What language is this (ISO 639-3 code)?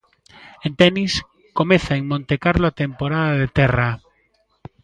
glg